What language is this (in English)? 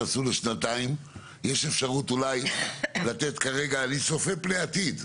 Hebrew